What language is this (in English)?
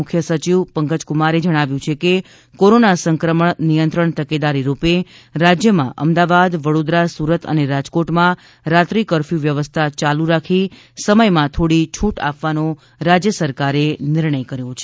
Gujarati